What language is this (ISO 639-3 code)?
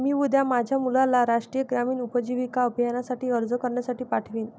mar